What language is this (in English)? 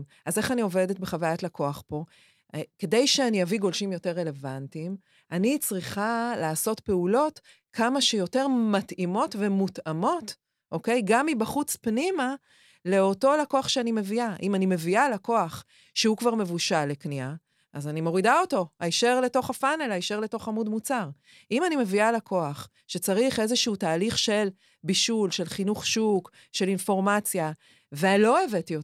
Hebrew